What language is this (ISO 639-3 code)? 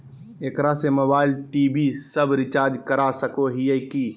mag